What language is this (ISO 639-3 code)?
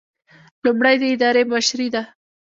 pus